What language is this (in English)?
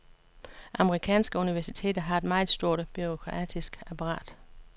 Danish